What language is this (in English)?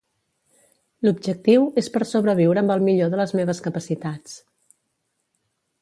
Catalan